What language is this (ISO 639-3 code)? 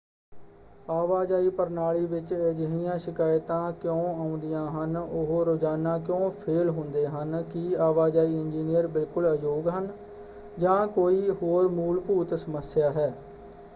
pan